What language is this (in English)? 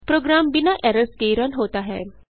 Hindi